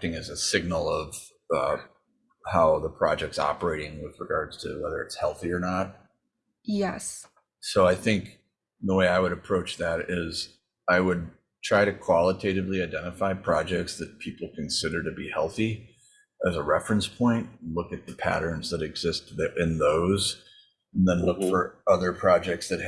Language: English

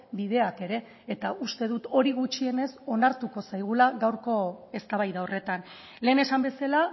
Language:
Basque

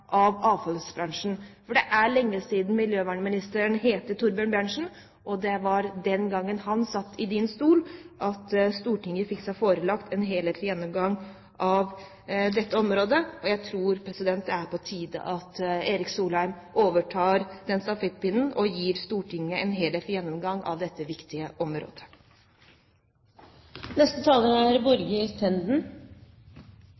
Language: Norwegian Bokmål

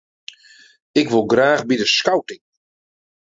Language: Western Frisian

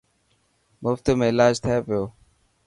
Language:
Dhatki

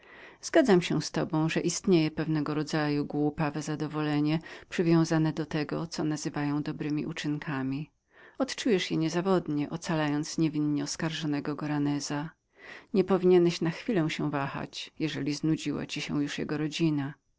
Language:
Polish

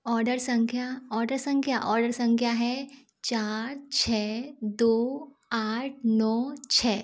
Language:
Hindi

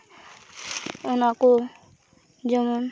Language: Santali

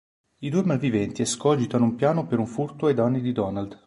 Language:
Italian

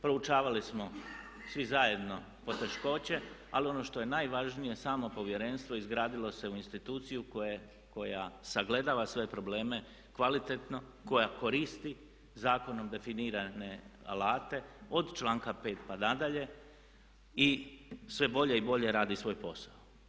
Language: Croatian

